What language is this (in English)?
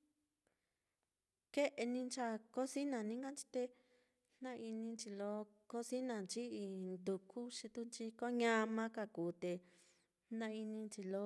Mitlatongo Mixtec